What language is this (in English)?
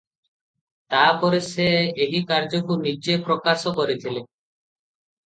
Odia